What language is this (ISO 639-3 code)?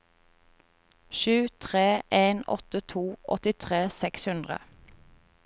nor